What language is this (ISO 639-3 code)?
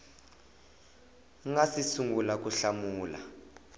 tso